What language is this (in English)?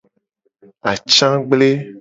Gen